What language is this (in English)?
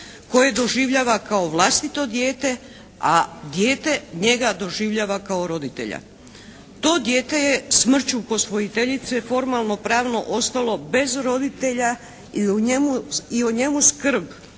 Croatian